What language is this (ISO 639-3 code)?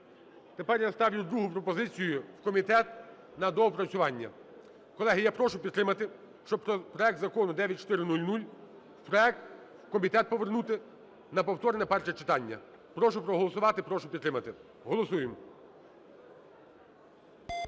ukr